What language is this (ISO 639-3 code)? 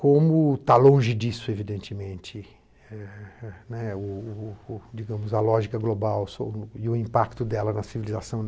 por